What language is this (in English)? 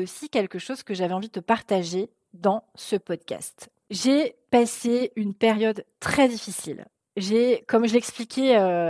French